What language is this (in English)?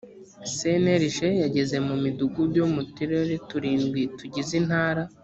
Kinyarwanda